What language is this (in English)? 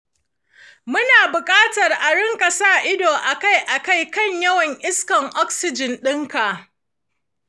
Hausa